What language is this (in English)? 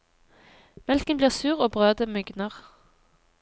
Norwegian